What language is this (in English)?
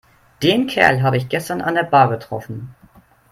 German